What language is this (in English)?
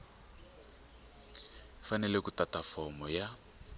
Tsonga